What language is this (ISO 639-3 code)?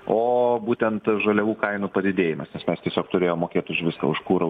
lit